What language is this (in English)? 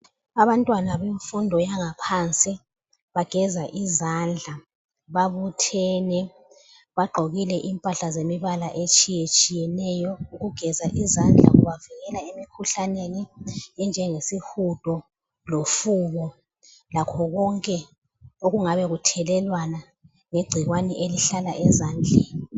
North Ndebele